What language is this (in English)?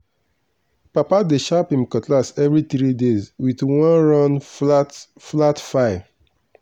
Nigerian Pidgin